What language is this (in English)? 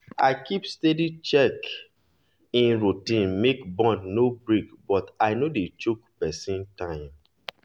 Nigerian Pidgin